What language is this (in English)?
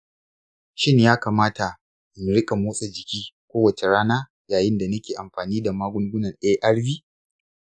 Hausa